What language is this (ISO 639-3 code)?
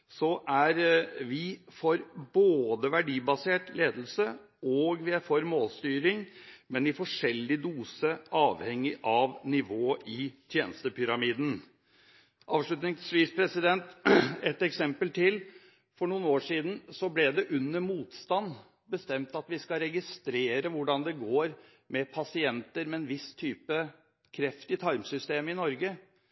nob